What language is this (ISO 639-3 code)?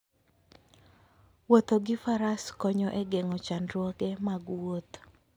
luo